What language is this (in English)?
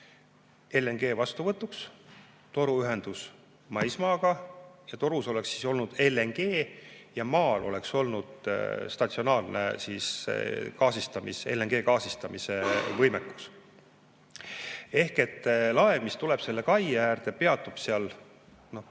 Estonian